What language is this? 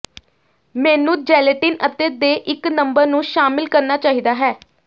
Punjabi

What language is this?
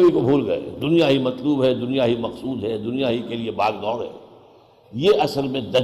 Urdu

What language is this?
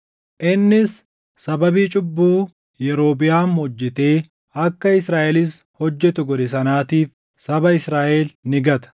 Oromo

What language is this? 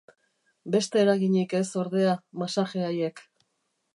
Basque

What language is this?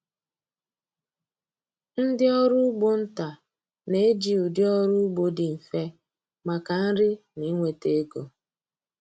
Igbo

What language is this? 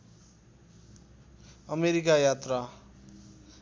Nepali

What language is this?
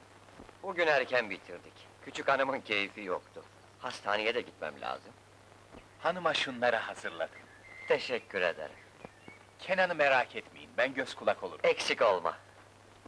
Turkish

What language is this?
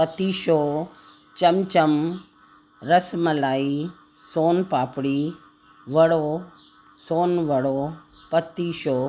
Sindhi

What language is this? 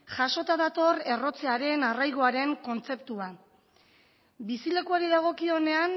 Basque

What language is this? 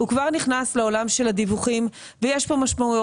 Hebrew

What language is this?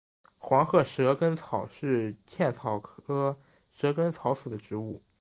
Chinese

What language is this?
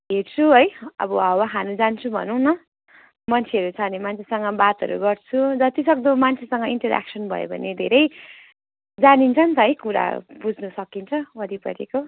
Nepali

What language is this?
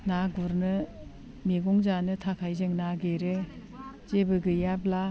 Bodo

